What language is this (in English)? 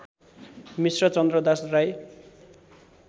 Nepali